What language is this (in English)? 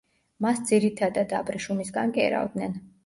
Georgian